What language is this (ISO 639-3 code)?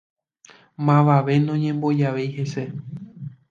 grn